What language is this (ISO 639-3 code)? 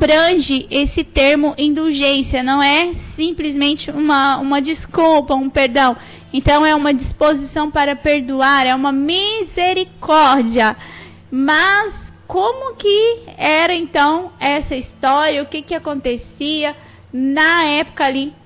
por